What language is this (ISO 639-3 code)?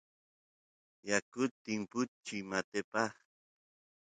qus